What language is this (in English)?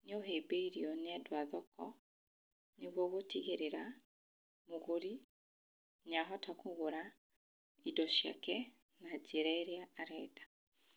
Kikuyu